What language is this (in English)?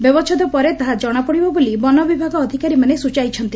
Odia